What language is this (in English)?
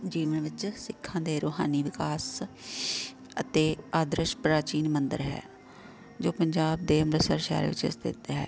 Punjabi